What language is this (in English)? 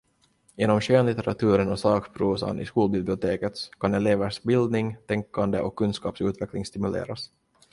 Swedish